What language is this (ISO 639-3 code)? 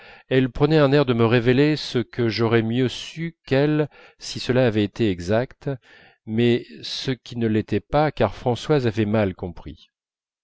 fra